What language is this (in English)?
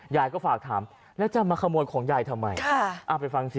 Thai